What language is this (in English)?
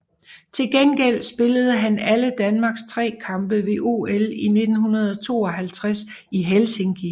Danish